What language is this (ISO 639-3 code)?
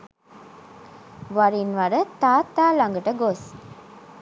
sin